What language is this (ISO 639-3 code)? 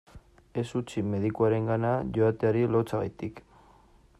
eus